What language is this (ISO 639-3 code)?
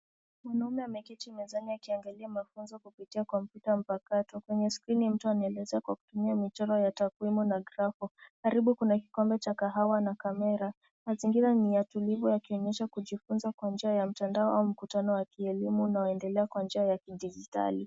swa